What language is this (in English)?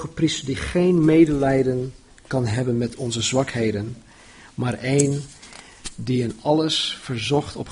Dutch